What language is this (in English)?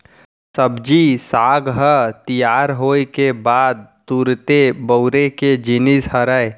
Chhattisgarhi